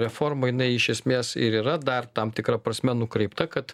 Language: Lithuanian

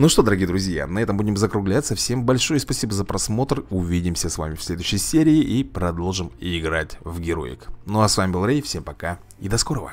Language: Russian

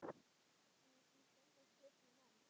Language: Icelandic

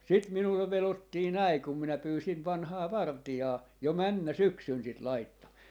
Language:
Finnish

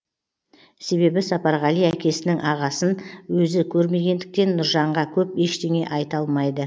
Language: Kazakh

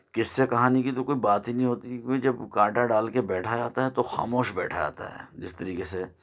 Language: Urdu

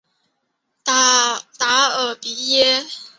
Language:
Chinese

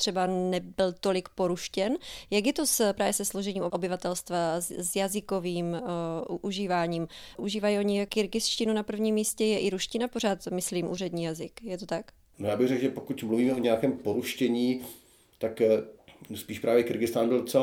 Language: Czech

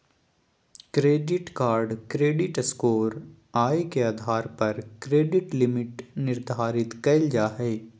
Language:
Magahi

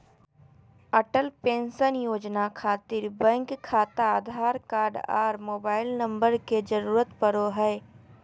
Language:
Magahi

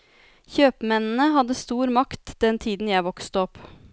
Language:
Norwegian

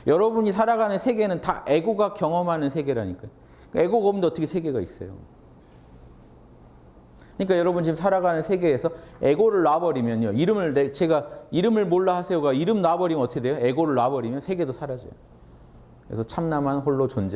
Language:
Korean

